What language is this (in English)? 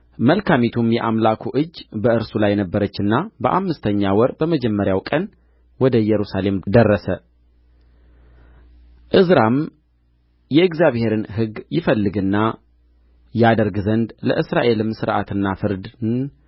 Amharic